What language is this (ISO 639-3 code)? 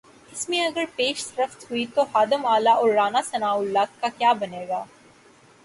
urd